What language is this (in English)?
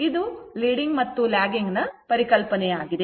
Kannada